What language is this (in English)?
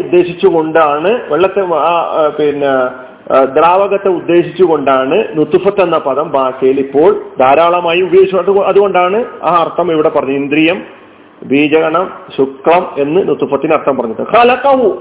Malayalam